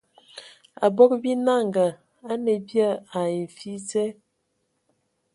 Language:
Ewondo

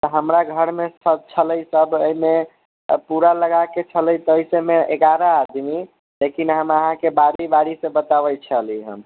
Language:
Maithili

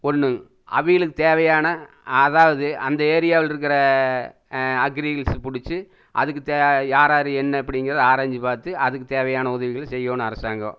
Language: Tamil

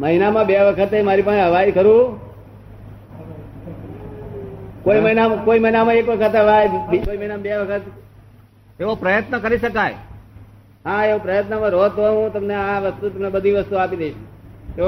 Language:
Gujarati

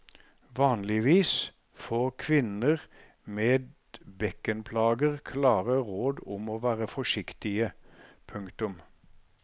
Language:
Norwegian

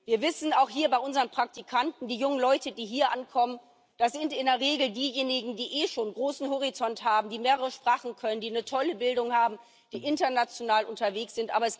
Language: German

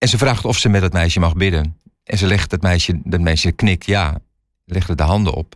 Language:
Dutch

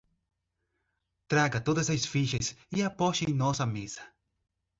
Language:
Portuguese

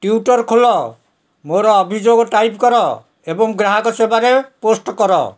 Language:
Odia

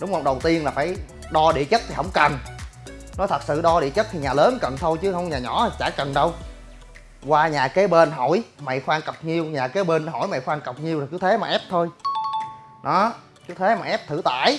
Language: Vietnamese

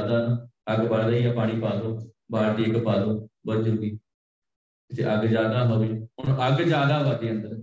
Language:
Punjabi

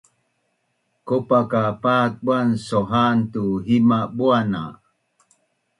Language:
Bunun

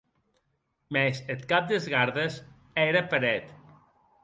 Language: Occitan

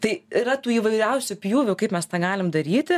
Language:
Lithuanian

